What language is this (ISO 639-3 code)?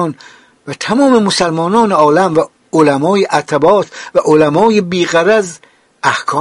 fas